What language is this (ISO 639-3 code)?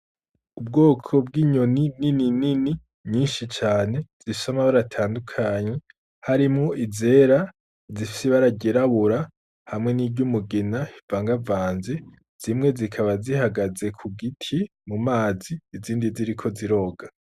run